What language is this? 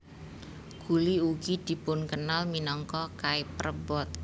Javanese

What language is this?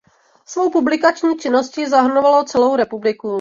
Czech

